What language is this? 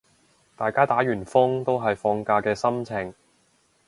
Cantonese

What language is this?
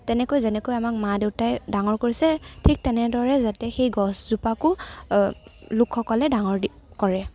Assamese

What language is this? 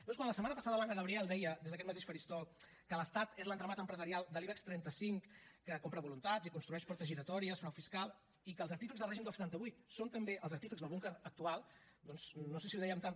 Catalan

